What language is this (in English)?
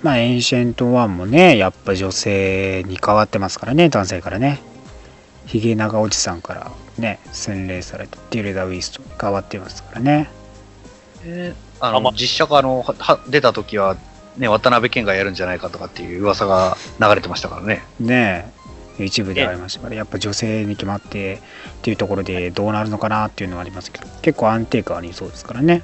Japanese